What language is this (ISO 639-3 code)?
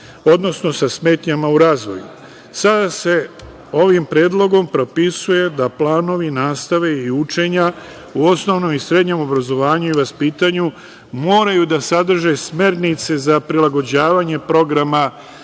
srp